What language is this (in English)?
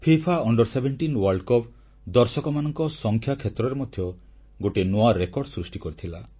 Odia